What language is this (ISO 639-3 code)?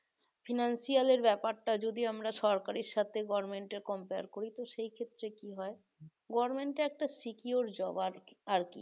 ben